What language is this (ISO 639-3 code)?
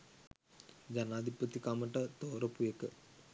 sin